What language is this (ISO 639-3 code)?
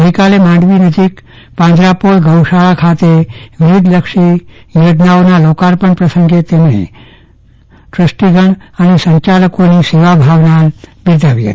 guj